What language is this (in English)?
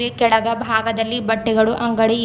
Kannada